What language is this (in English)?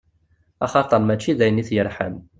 Kabyle